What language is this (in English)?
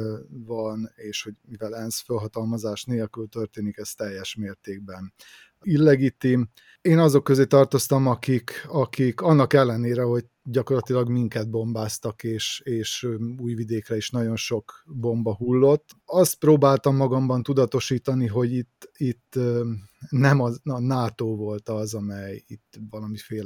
Hungarian